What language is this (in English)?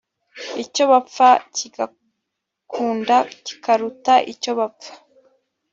Kinyarwanda